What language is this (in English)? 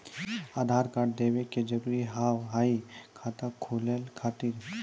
Maithili